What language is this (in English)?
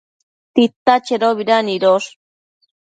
Matsés